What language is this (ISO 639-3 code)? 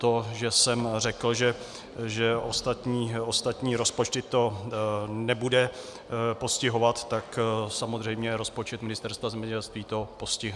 ces